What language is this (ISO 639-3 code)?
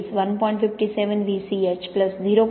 mar